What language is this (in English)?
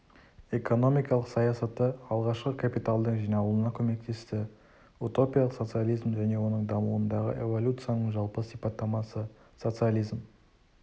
Kazakh